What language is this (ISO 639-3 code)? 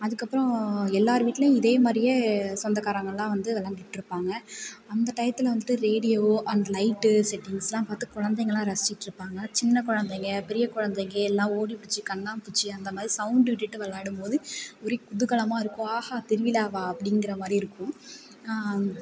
tam